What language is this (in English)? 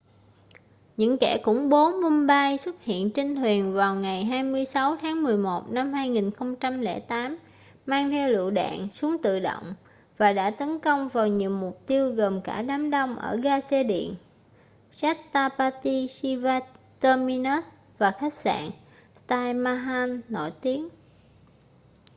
Vietnamese